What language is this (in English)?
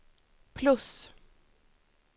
Swedish